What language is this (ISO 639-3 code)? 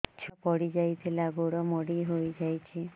ori